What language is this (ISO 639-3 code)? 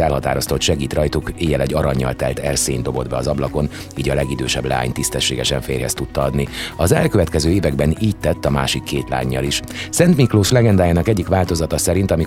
hun